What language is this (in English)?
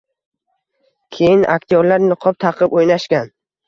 Uzbek